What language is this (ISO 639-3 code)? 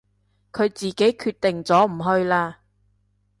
yue